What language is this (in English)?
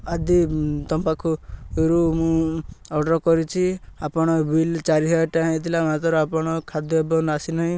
Odia